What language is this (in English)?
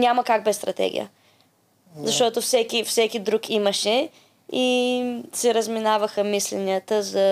Bulgarian